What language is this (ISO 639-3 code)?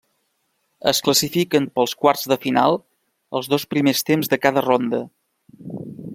cat